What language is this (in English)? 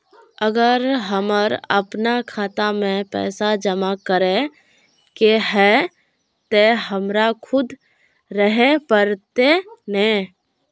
Magahi